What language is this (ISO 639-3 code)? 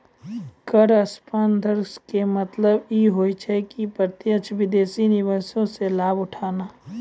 mai